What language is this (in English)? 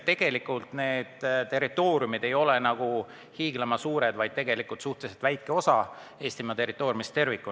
Estonian